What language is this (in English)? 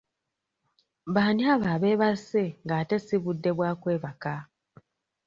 Ganda